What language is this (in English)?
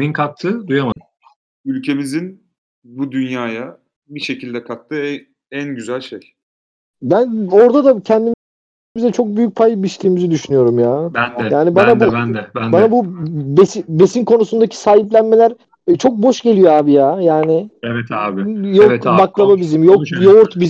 Turkish